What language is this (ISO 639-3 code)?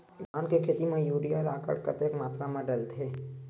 hne